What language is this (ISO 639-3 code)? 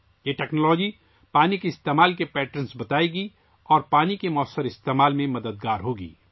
urd